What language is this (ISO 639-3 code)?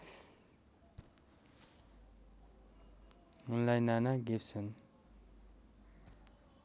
nep